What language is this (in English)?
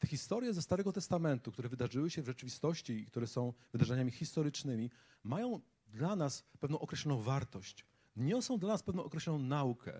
Polish